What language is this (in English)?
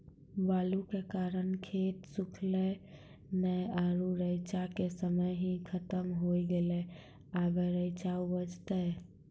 Maithili